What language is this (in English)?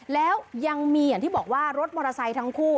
Thai